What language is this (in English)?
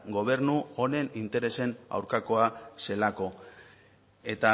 Basque